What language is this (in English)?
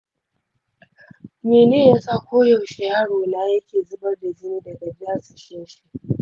Hausa